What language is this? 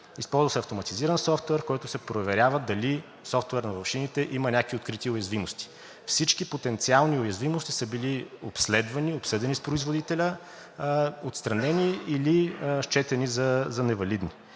Bulgarian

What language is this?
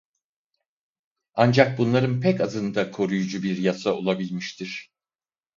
Turkish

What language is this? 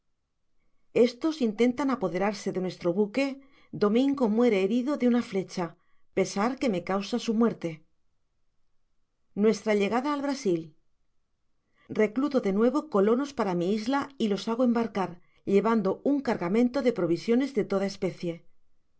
Spanish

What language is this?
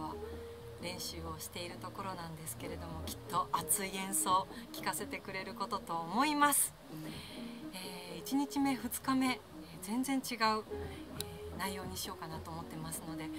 Japanese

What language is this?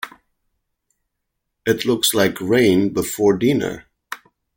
English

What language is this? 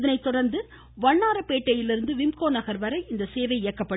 Tamil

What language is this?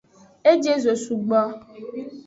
Aja (Benin)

